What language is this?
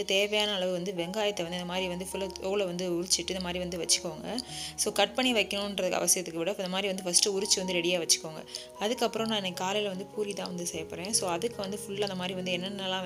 Tamil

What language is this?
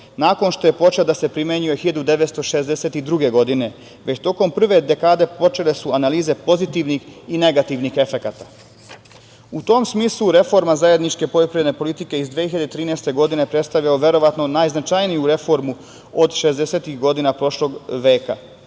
Serbian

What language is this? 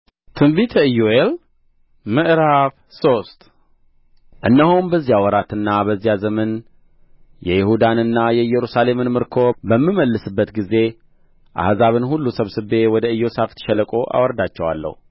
Amharic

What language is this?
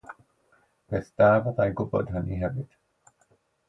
Welsh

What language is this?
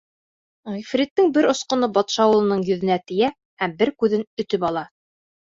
Bashkir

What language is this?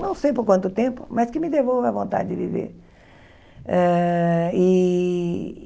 Portuguese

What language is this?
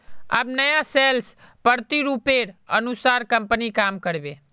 Magahi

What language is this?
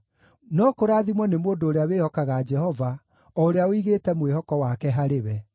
Kikuyu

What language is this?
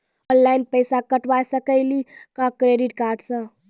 Maithili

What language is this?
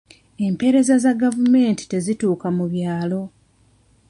Ganda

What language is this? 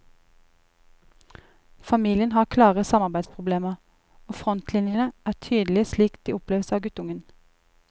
Norwegian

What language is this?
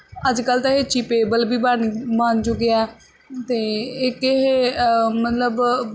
Punjabi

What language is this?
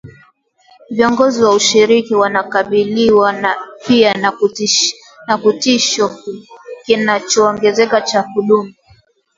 Swahili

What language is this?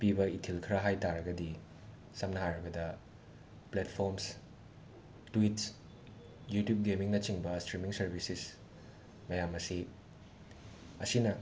Manipuri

